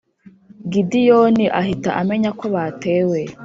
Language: Kinyarwanda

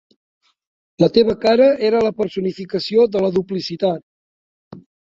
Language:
Catalan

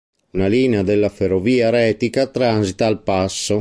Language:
Italian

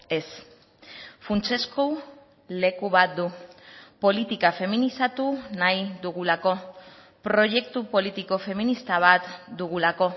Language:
Basque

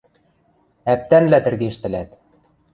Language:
Western Mari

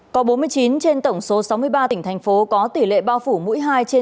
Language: Vietnamese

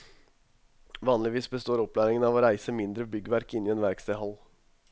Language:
Norwegian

